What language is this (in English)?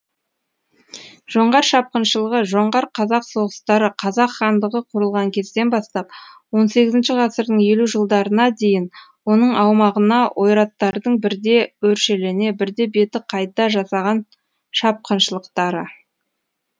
Kazakh